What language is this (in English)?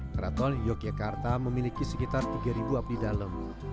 Indonesian